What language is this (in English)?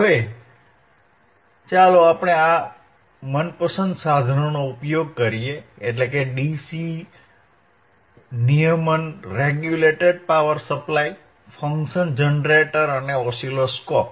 Gujarati